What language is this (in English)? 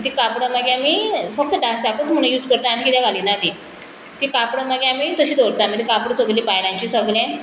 Konkani